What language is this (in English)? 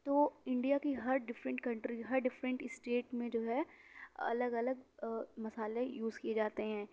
Urdu